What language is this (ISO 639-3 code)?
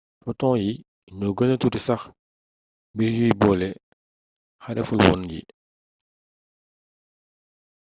wol